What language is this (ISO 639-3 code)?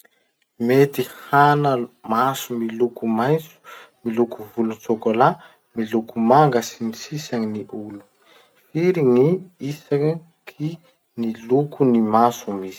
msh